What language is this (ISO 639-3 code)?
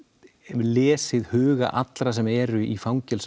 isl